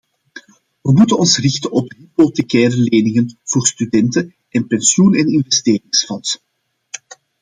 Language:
Dutch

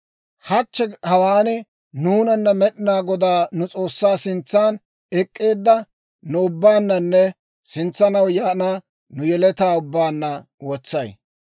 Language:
Dawro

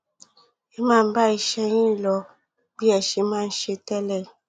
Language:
Yoruba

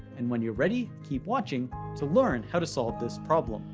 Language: English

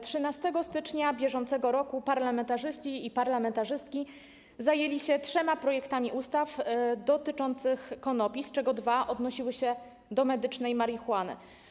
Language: Polish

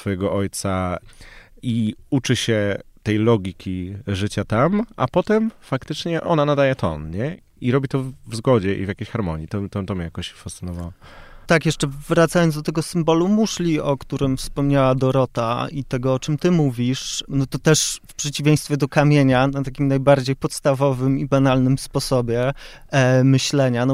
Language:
Polish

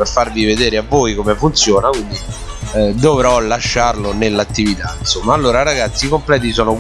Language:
Italian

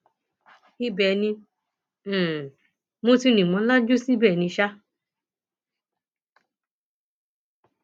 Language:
Yoruba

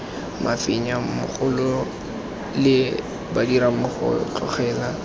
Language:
Tswana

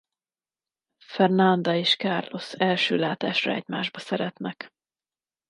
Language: Hungarian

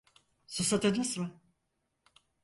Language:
Turkish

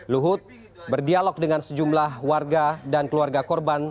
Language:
Indonesian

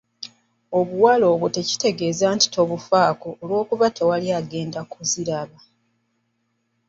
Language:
Ganda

